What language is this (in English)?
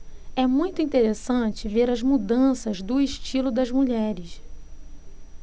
Portuguese